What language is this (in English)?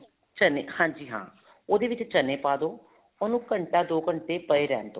Punjabi